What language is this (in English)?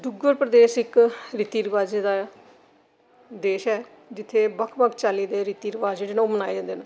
Dogri